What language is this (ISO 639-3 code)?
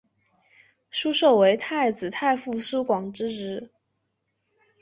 zho